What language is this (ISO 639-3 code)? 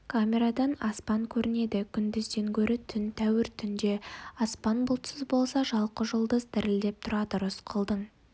kaz